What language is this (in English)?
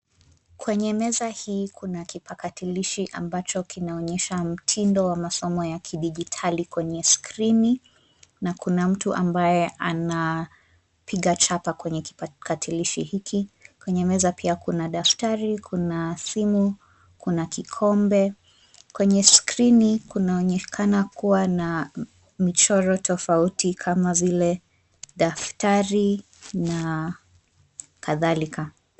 Swahili